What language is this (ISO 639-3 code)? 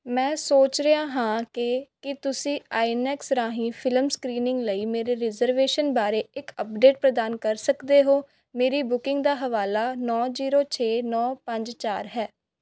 pan